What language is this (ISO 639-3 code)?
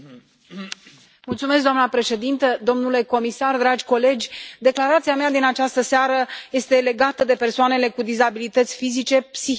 ron